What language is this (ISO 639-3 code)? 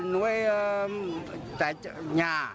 vie